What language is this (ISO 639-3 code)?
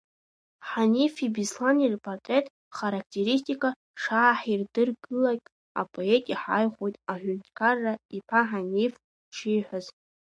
abk